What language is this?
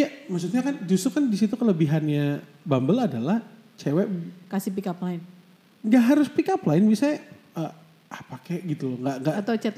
Indonesian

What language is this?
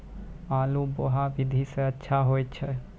Maithili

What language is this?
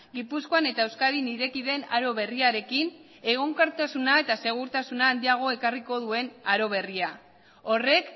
Basque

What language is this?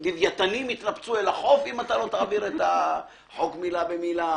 Hebrew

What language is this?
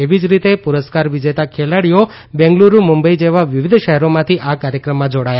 Gujarati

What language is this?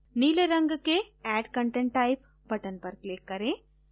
Hindi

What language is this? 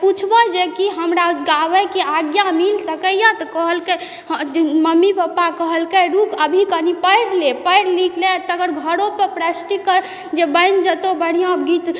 Maithili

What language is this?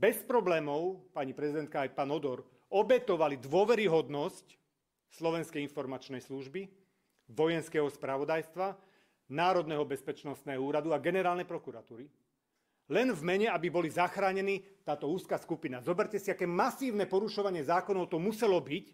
Slovak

